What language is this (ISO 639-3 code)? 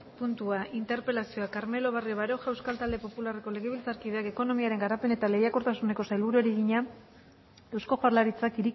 eus